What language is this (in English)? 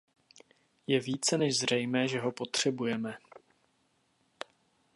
Czech